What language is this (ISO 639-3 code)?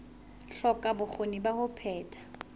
sot